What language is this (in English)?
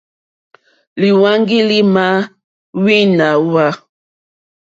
Mokpwe